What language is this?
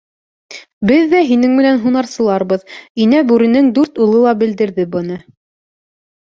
Bashkir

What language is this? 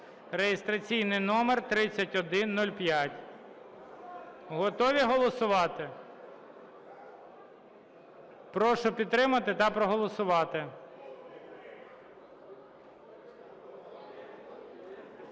Ukrainian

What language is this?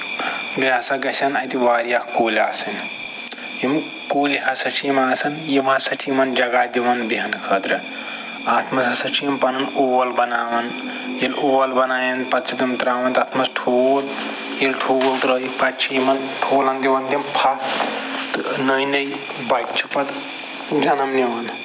Kashmiri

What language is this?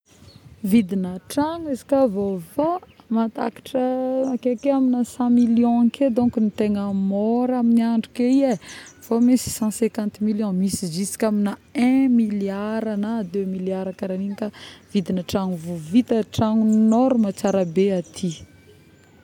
Northern Betsimisaraka Malagasy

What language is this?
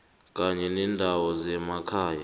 South Ndebele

